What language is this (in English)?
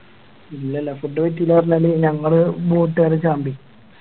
Malayalam